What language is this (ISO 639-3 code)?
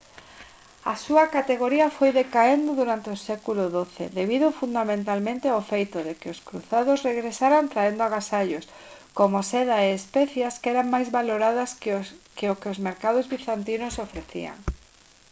glg